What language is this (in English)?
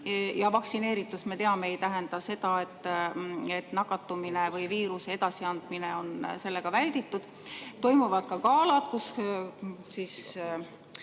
Estonian